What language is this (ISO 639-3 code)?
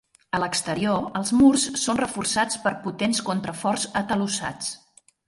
cat